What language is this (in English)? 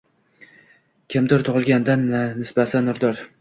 Uzbek